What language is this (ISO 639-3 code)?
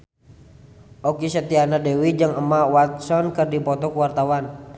sun